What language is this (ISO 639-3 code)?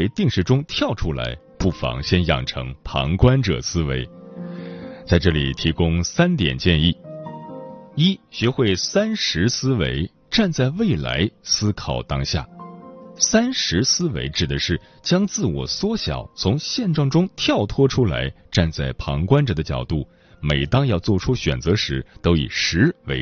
zho